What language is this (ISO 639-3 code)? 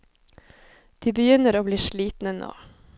nor